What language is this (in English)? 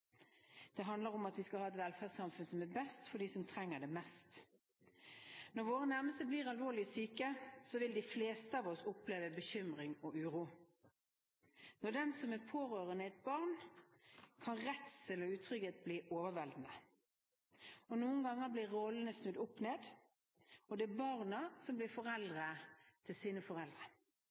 Norwegian Bokmål